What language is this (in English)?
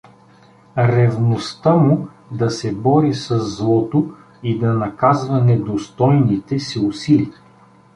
Bulgarian